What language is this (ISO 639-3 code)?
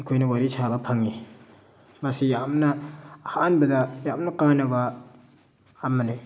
mni